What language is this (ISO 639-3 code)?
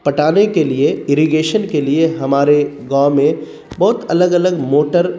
urd